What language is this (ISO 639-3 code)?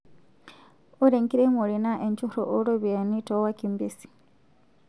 mas